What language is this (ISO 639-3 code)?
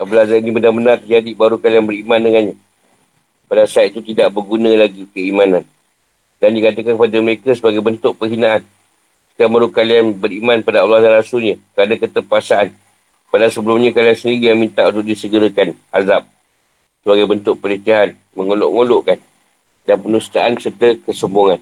msa